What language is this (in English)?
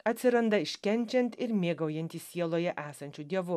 Lithuanian